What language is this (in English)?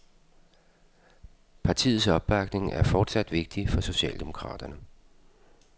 Danish